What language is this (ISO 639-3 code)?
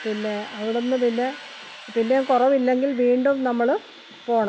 mal